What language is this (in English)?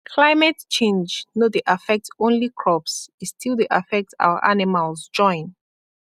Nigerian Pidgin